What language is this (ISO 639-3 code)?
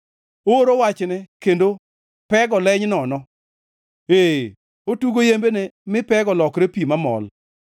luo